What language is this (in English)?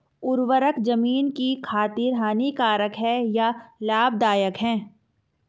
Hindi